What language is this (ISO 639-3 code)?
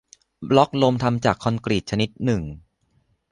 tha